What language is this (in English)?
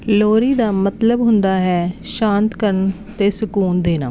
Punjabi